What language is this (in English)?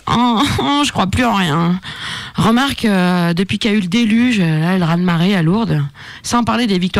French